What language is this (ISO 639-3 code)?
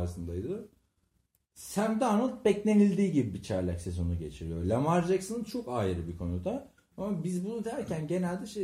tur